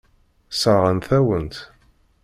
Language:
Kabyle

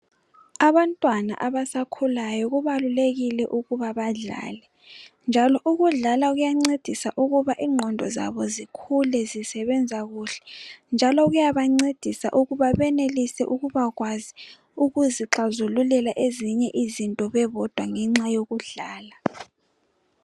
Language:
North Ndebele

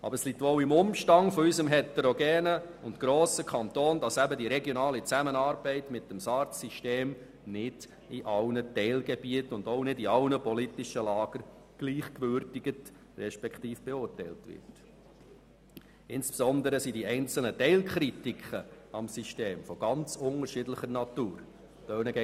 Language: Swiss German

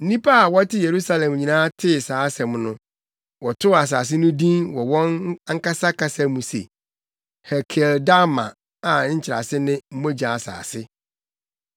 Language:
Akan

